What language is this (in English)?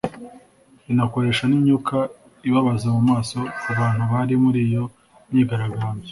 Kinyarwanda